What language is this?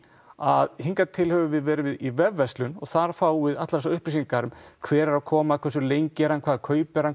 Icelandic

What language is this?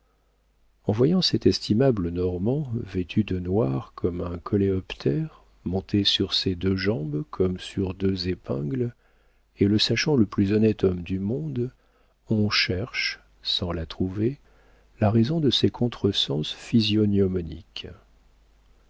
French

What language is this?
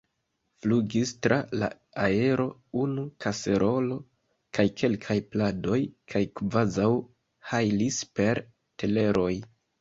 Esperanto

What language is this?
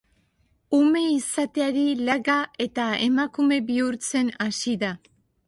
Basque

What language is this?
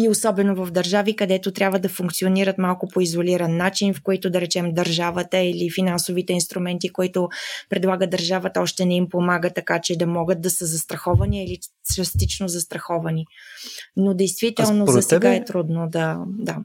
Bulgarian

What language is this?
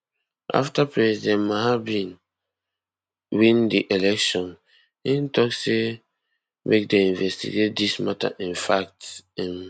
Nigerian Pidgin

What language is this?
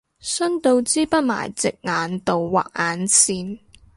Cantonese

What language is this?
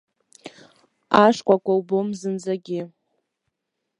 Abkhazian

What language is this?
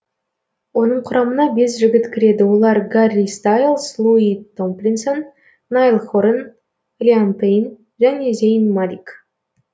Kazakh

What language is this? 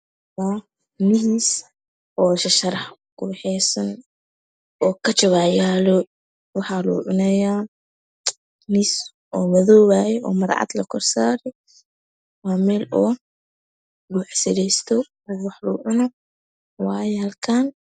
Somali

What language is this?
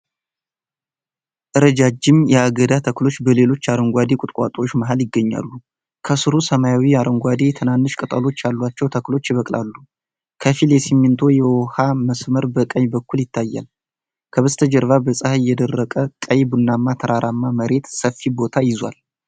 Amharic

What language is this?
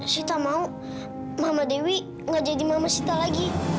Indonesian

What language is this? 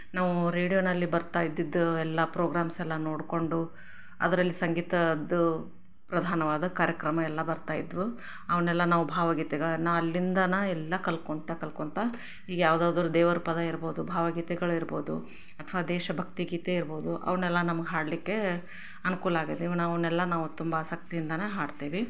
Kannada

